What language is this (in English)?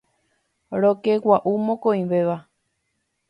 Guarani